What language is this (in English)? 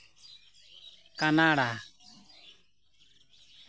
Santali